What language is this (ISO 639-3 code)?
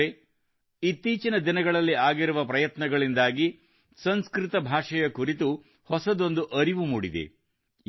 kan